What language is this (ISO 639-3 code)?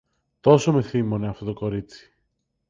ell